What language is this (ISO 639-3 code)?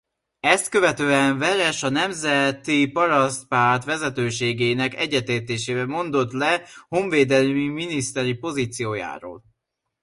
hun